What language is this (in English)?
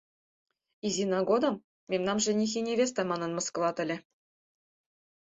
Mari